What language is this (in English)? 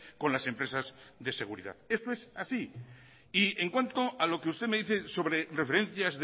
Spanish